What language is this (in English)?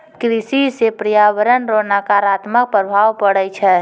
Maithili